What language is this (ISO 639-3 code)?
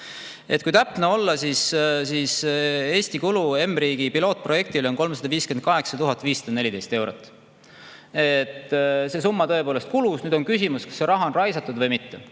est